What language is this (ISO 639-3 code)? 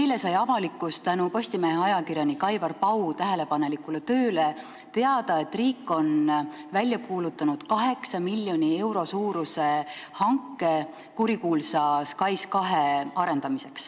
est